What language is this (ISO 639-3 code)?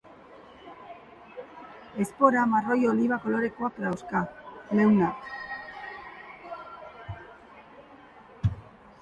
eus